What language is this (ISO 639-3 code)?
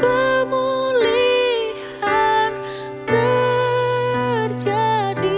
ind